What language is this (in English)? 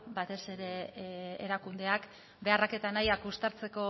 Basque